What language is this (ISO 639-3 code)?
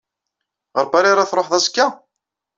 kab